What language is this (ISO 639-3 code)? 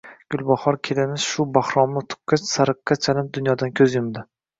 uzb